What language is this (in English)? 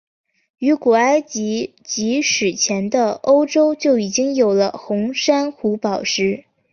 Chinese